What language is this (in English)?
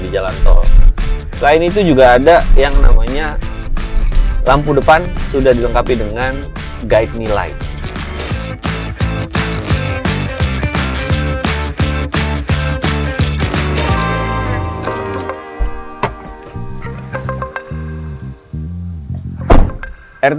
Indonesian